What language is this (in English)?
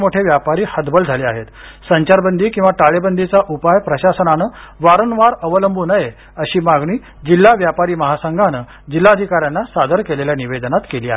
Marathi